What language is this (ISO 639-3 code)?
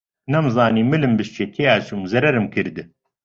ckb